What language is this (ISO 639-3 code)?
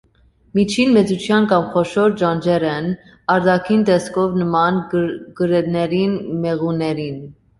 hye